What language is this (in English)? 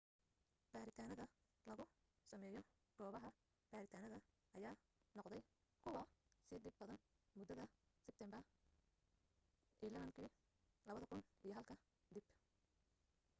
Somali